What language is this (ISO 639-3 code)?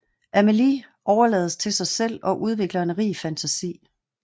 dan